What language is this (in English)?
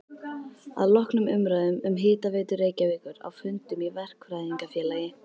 Icelandic